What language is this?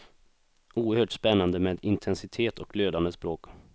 Swedish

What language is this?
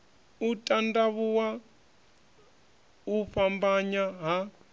Venda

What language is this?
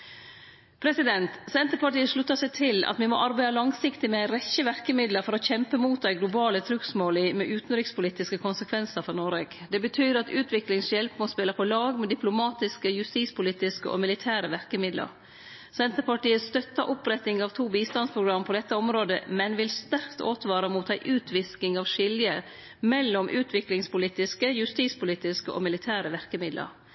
Norwegian Nynorsk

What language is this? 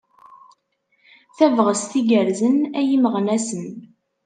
Kabyle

